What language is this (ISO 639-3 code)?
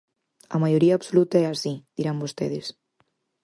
glg